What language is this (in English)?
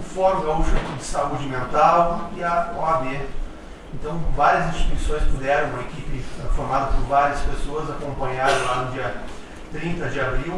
Portuguese